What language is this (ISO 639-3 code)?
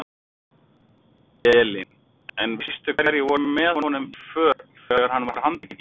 isl